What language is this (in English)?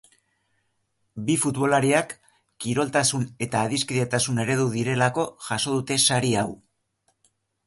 Basque